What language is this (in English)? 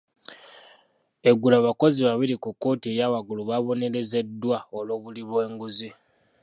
Ganda